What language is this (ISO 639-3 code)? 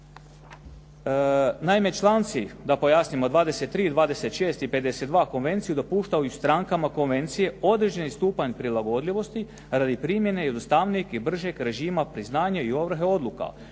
hrv